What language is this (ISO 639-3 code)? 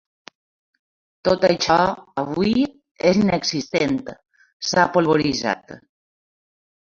cat